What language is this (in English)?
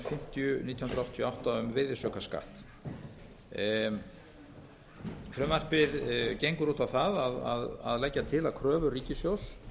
Icelandic